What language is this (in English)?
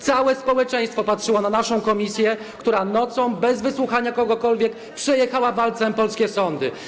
Polish